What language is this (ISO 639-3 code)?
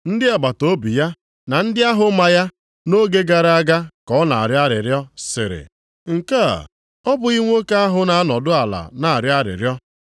ibo